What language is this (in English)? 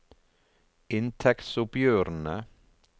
Norwegian